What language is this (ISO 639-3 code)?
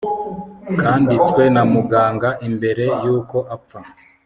kin